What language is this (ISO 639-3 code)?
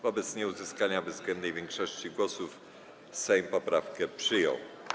pol